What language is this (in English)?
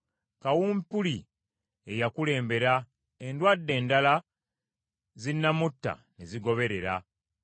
Ganda